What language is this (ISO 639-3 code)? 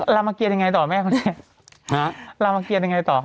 tha